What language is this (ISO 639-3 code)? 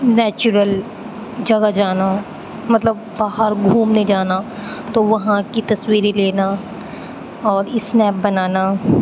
urd